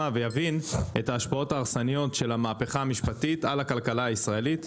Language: Hebrew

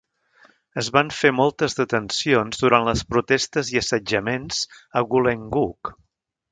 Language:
Catalan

